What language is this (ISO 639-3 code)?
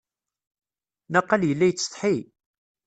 kab